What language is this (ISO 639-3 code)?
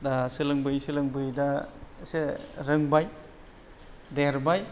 brx